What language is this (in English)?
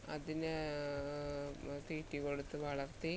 Malayalam